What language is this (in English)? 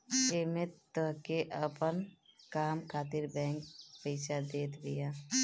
Bhojpuri